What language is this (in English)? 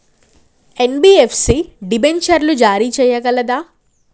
Telugu